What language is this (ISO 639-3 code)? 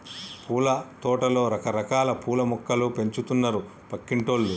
tel